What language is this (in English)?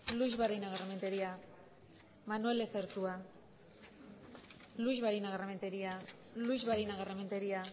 Basque